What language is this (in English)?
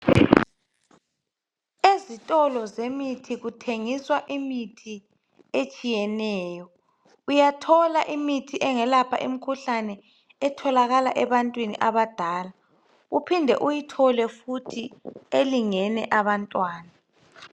North Ndebele